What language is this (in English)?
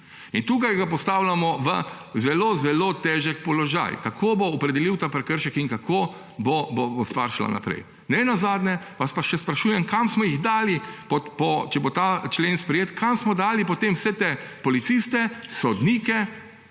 Slovenian